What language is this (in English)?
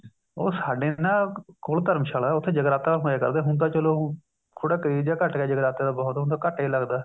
Punjabi